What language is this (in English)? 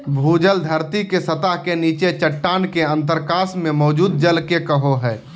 Magahi